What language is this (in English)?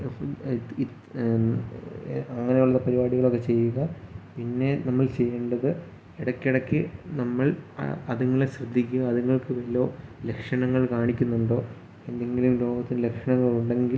Malayalam